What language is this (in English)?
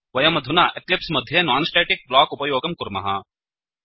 Sanskrit